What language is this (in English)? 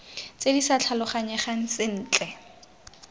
Tswana